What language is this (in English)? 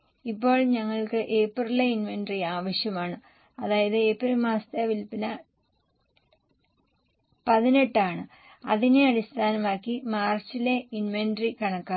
Malayalam